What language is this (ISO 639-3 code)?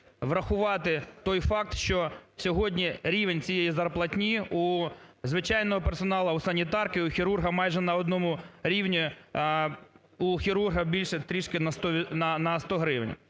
ukr